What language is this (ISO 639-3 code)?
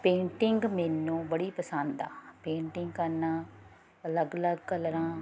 pan